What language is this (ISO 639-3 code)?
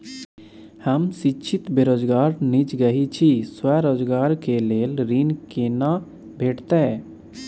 mai